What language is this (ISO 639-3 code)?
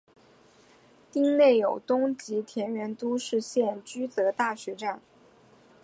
zho